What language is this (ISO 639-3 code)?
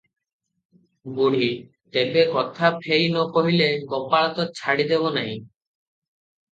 ori